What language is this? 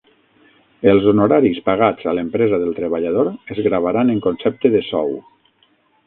Catalan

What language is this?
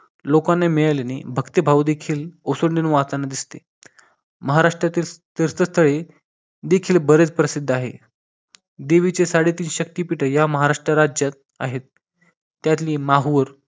Marathi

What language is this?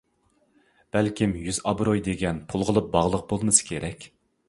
Uyghur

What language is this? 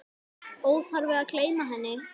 Icelandic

